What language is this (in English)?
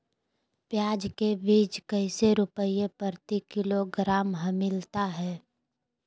Magahi